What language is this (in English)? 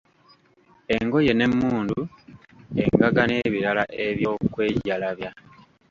Ganda